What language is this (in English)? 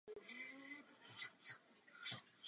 Czech